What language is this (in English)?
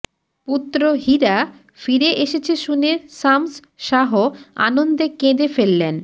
Bangla